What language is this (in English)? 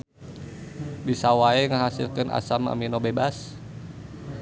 Sundanese